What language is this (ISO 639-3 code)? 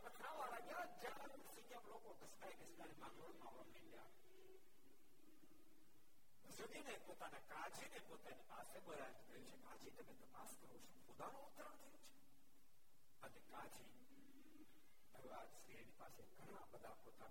guj